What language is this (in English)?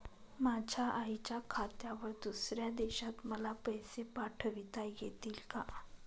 Marathi